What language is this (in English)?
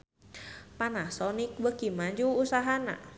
Sundanese